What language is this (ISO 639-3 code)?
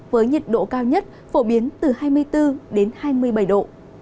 vie